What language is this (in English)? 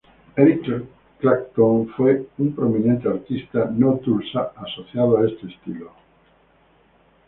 Spanish